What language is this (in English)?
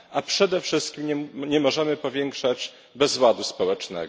Polish